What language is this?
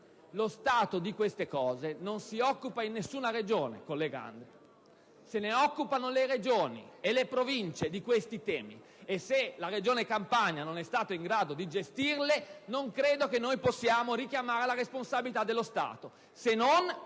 Italian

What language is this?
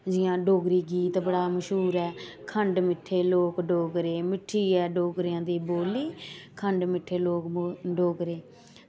Dogri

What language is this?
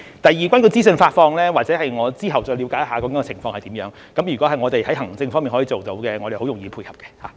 Cantonese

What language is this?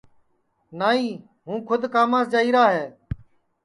Sansi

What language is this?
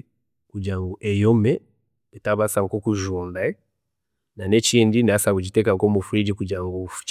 Chiga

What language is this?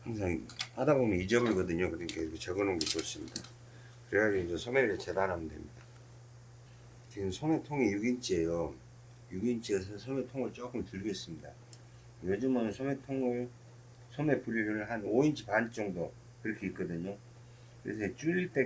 Korean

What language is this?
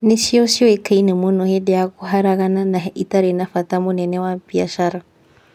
Kikuyu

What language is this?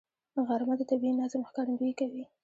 Pashto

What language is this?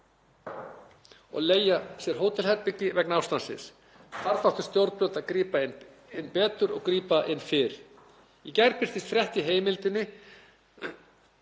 Icelandic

